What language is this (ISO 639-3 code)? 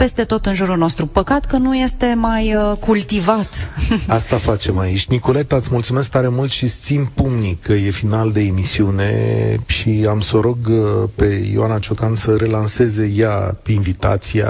ron